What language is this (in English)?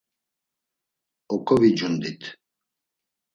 Laz